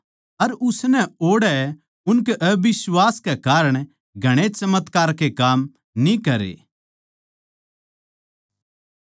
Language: Haryanvi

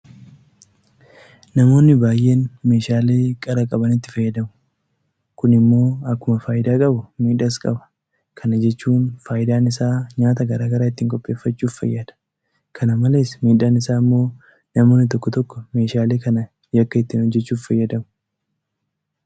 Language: Oromo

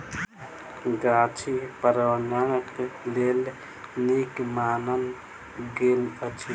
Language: Maithili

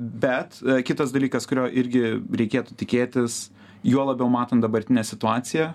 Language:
Lithuanian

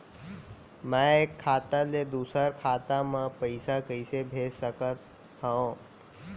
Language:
Chhattisgarhi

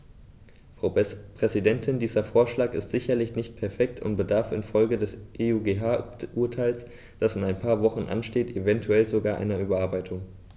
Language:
German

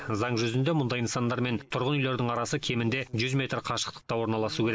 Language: Kazakh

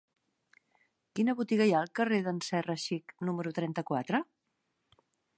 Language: Catalan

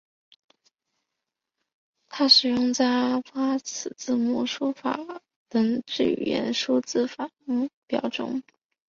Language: Chinese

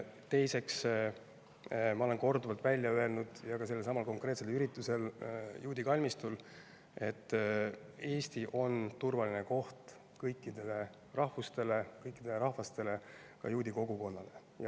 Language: Estonian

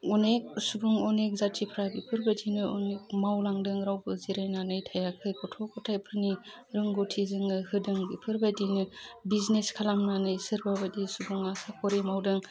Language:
Bodo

